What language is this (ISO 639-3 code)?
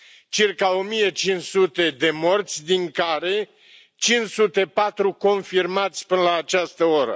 ron